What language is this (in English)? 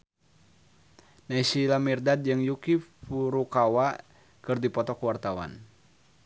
Sundanese